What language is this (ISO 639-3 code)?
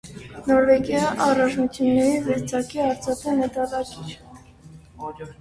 hye